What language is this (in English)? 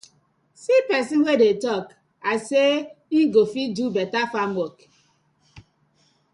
Nigerian Pidgin